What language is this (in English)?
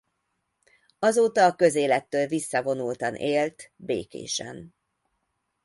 Hungarian